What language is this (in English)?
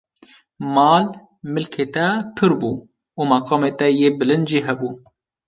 Kurdish